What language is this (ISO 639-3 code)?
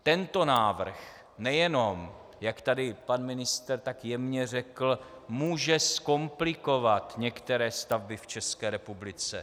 ces